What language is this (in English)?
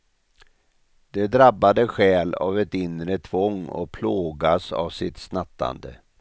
Swedish